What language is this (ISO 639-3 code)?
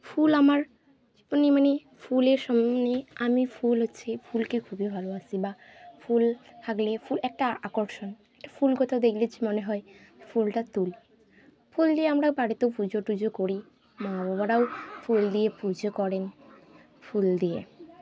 ben